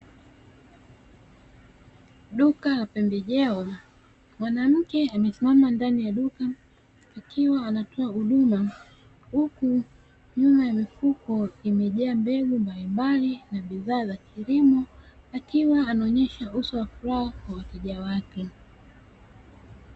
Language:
Swahili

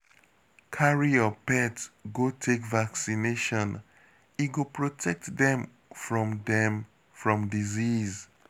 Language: Nigerian Pidgin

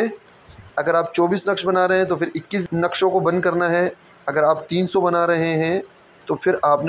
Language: Hindi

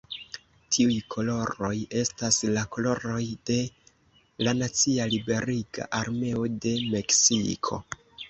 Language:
Esperanto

